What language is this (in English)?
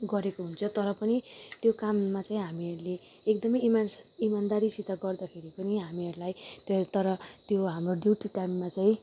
Nepali